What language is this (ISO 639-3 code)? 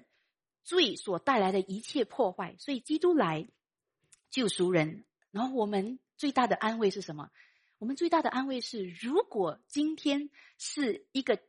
zho